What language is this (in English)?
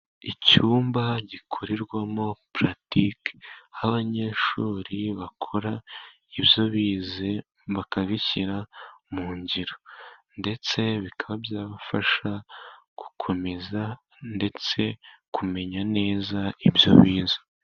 Kinyarwanda